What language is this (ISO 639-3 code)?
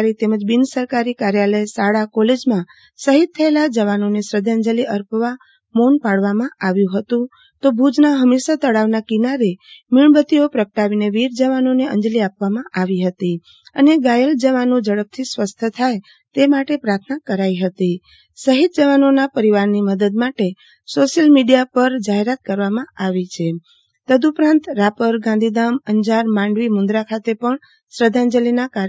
guj